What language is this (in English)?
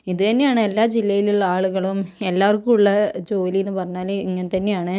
Malayalam